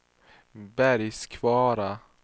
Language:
Swedish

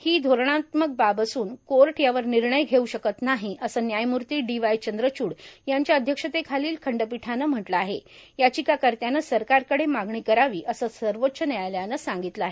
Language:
Marathi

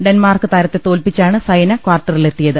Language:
Malayalam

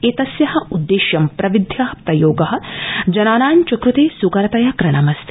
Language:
Sanskrit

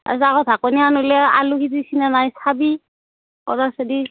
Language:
Assamese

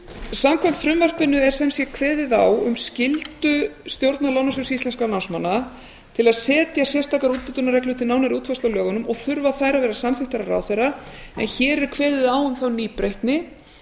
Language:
Icelandic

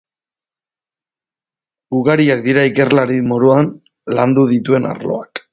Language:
Basque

